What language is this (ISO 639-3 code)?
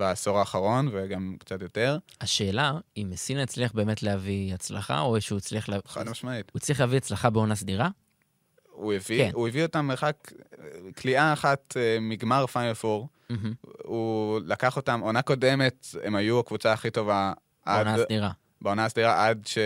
heb